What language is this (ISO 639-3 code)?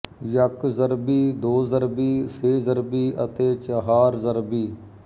pan